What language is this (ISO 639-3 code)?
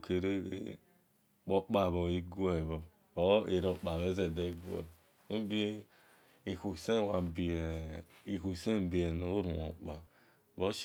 ish